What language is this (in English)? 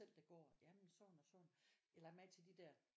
Danish